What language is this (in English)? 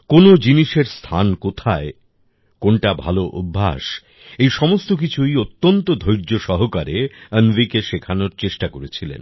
Bangla